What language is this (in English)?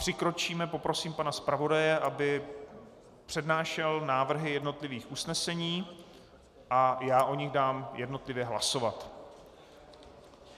Czech